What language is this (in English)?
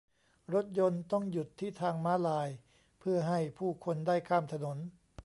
Thai